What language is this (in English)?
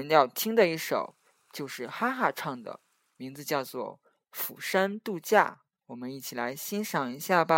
Chinese